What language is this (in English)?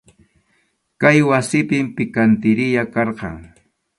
Arequipa-La Unión Quechua